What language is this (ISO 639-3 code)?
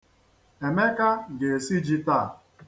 ibo